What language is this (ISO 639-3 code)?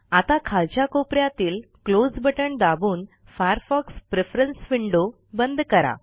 mar